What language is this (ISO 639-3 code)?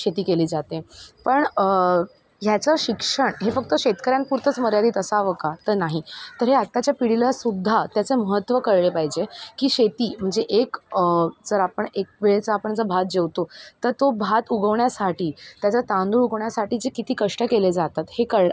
mar